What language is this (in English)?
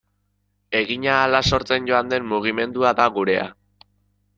Basque